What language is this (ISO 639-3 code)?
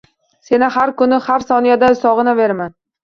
uzb